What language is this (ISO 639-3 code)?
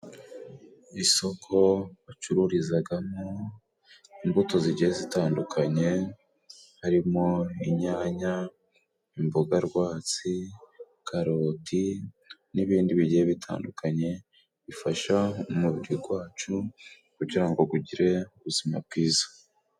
kin